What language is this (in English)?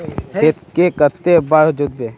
Magahi